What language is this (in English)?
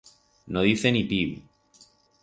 Aragonese